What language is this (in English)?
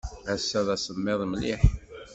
Kabyle